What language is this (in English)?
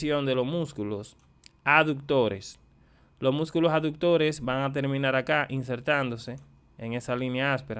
Spanish